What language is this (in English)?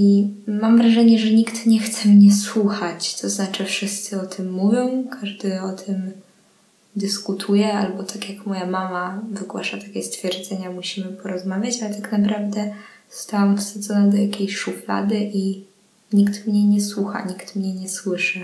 Polish